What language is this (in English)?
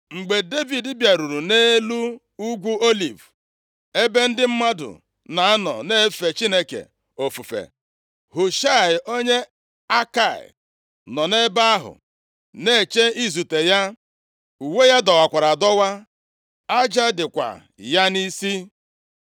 Igbo